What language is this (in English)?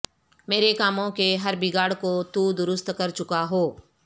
Urdu